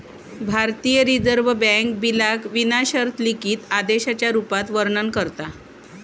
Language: Marathi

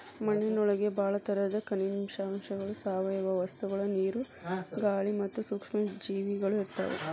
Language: Kannada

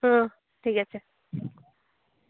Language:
Santali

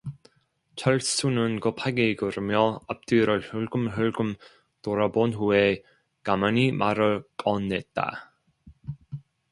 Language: Korean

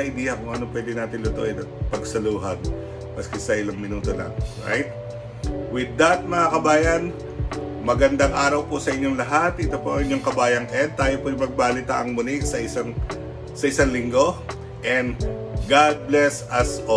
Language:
Filipino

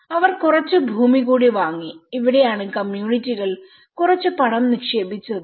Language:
Malayalam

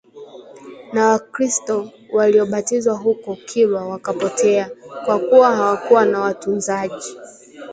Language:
Swahili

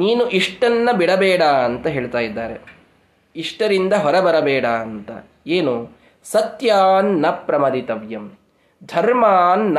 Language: Kannada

